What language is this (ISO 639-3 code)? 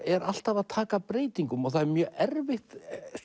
isl